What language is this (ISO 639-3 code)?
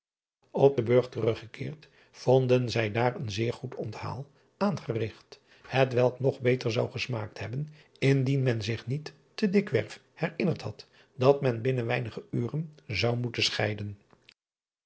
nld